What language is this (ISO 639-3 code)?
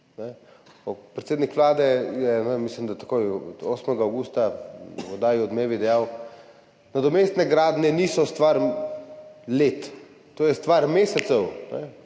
slv